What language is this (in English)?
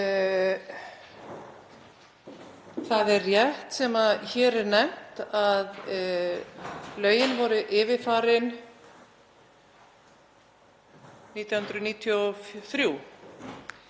Icelandic